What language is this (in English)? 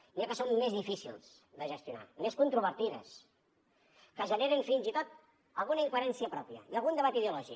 Catalan